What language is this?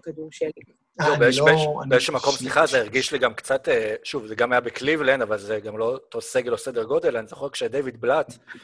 Hebrew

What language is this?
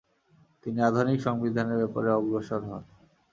Bangla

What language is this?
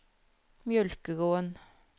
Norwegian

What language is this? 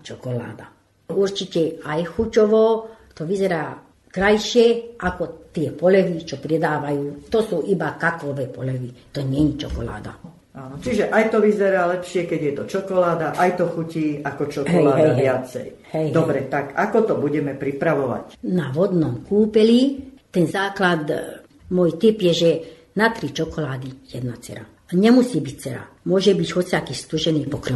Slovak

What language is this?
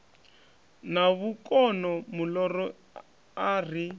Venda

